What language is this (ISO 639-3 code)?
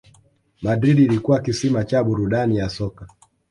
swa